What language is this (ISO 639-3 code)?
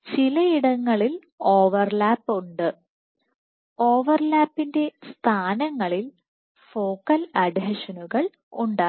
mal